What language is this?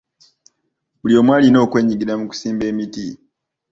Ganda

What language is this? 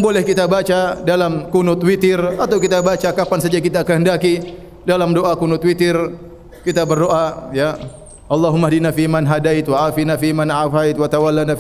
Malay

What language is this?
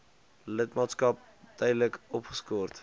Afrikaans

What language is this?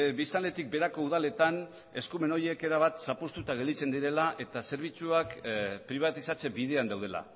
Basque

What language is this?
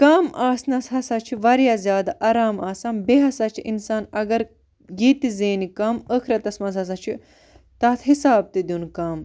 Kashmiri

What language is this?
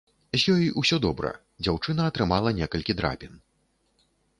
Belarusian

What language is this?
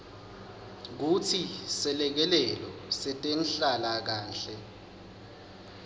Swati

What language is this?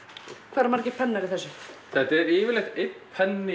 Icelandic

